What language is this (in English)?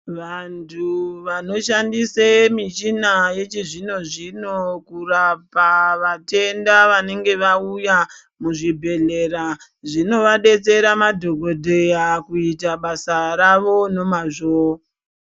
Ndau